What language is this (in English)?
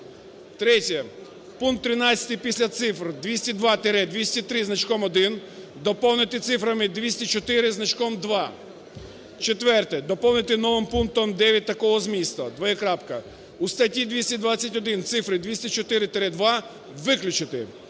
Ukrainian